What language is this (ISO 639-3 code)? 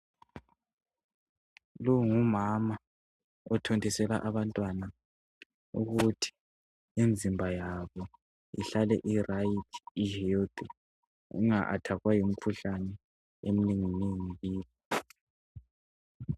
nde